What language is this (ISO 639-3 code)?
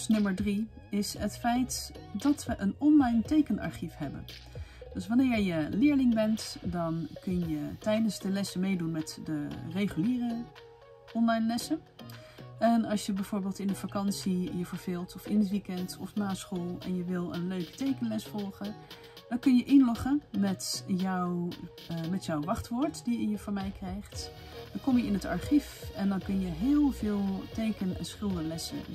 nld